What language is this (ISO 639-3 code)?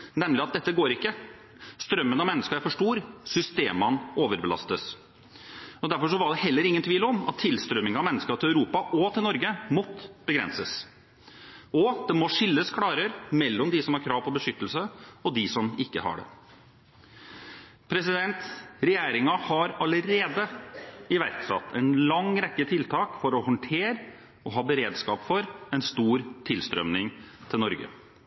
nob